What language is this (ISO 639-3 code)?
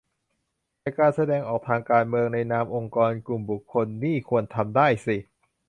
tha